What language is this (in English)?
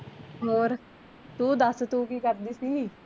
Punjabi